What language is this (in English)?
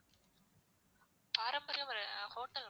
Tamil